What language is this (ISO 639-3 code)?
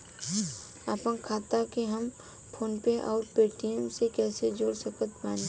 bho